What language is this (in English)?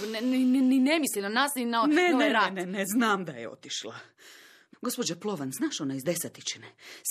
Croatian